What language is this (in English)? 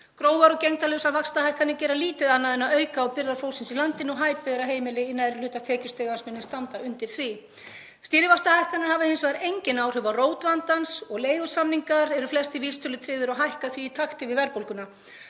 Icelandic